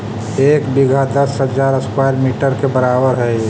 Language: Magahi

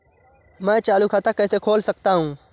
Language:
Hindi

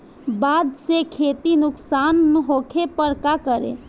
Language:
Bhojpuri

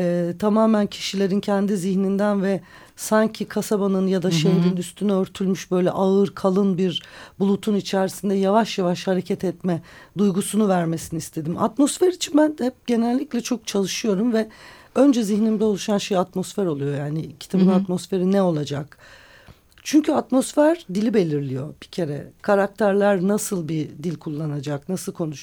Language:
Turkish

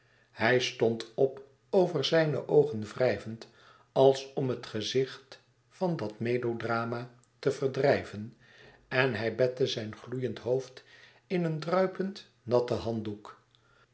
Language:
Dutch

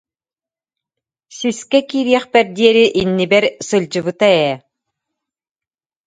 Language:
Yakut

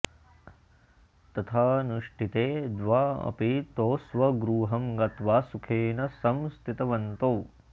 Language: Sanskrit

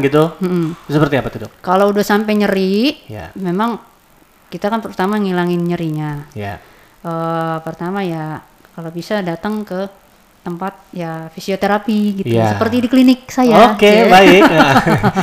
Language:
Indonesian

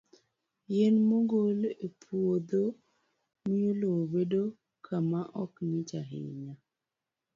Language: Luo (Kenya and Tanzania)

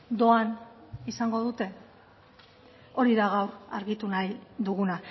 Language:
Basque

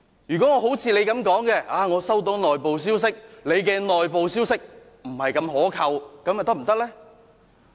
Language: Cantonese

